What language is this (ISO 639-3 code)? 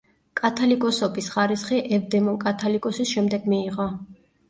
kat